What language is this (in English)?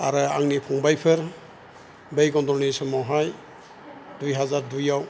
Bodo